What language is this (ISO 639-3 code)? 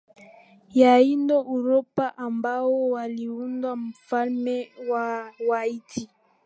swa